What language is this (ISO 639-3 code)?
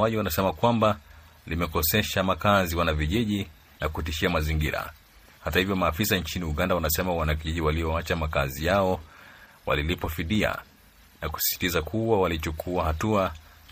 swa